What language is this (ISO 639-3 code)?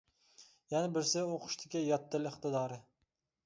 uig